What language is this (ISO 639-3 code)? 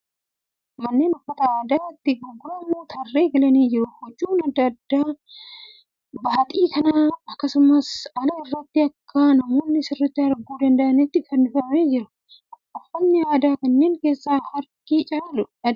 orm